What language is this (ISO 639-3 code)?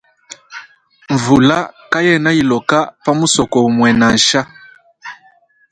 lua